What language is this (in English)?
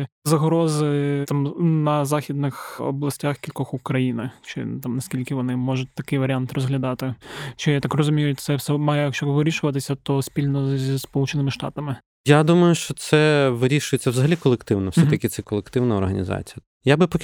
Ukrainian